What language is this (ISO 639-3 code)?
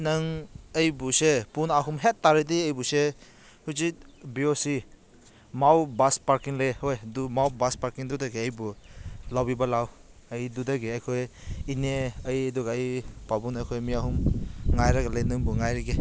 mni